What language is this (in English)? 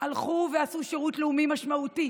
Hebrew